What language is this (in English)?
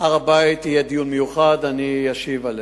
Hebrew